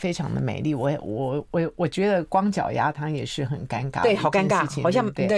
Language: Chinese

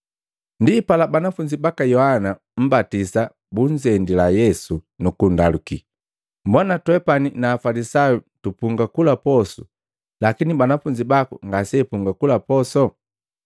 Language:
Matengo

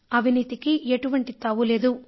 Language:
Telugu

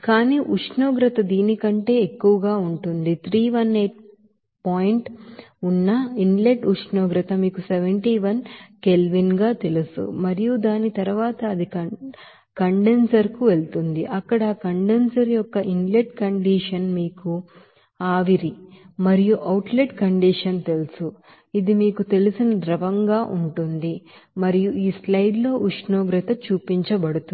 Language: Telugu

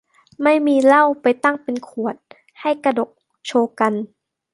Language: Thai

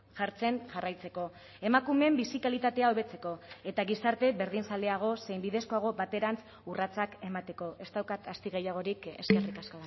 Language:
Basque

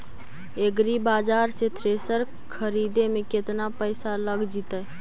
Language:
Magahi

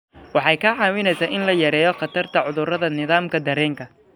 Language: Somali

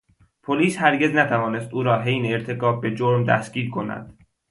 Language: Persian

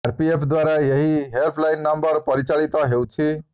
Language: Odia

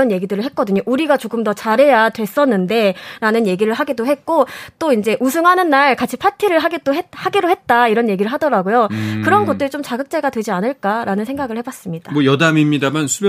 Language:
Korean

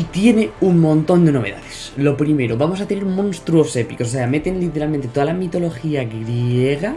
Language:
Spanish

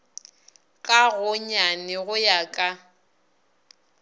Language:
Northern Sotho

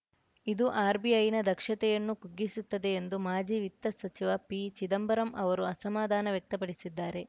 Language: Kannada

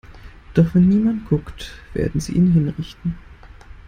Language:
German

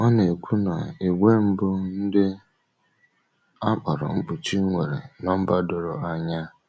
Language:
Igbo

